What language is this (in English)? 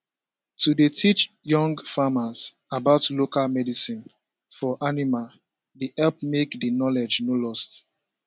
Nigerian Pidgin